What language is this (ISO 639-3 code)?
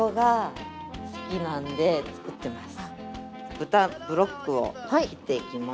jpn